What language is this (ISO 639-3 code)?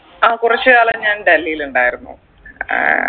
mal